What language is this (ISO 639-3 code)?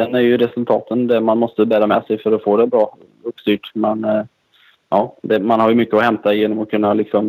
swe